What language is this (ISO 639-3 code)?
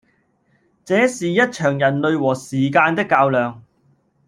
yue